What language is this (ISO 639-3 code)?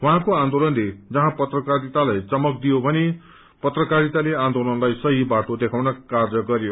nep